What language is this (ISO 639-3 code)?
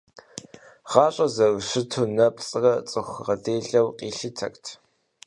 kbd